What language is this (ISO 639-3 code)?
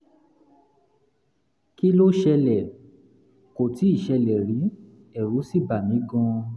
yor